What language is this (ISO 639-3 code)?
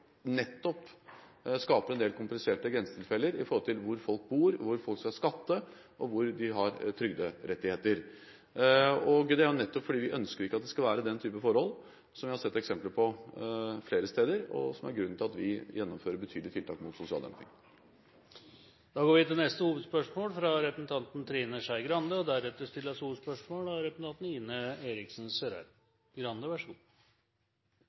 nor